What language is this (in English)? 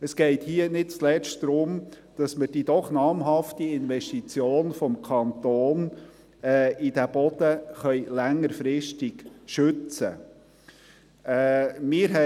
Swiss German